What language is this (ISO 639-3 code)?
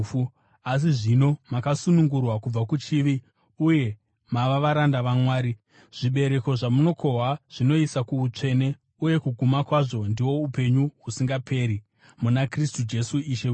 sna